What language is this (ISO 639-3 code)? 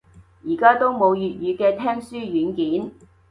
yue